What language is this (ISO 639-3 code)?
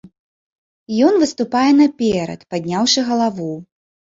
bel